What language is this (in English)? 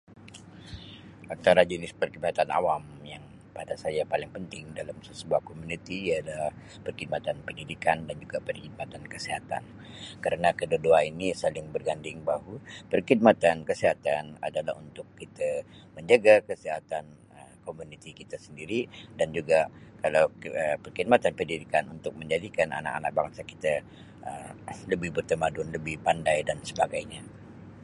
Sabah Malay